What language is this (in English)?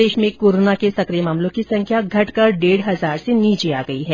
Hindi